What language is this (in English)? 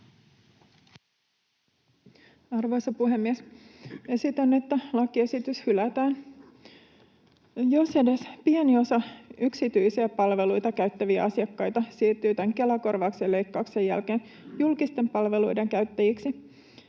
Finnish